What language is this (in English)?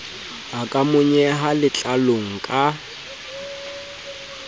Southern Sotho